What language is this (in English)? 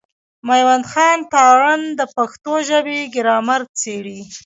Pashto